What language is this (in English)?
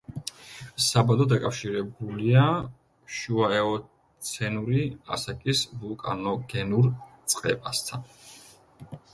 Georgian